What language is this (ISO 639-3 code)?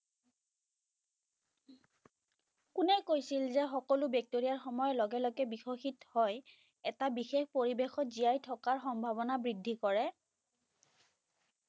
ben